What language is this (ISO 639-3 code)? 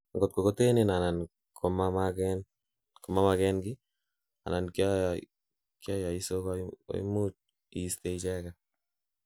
kln